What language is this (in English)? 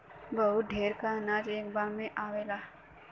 Bhojpuri